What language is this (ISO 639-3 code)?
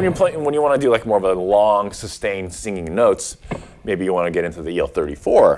eng